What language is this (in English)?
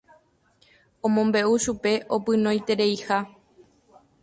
Guarani